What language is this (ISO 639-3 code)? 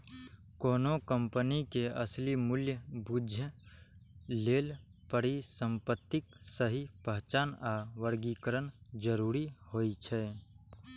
mai